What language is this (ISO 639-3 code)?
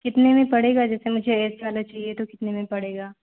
hin